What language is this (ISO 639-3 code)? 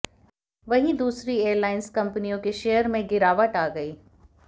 hin